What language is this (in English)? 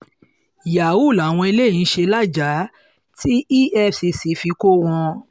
Yoruba